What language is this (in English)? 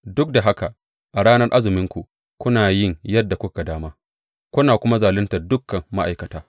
Hausa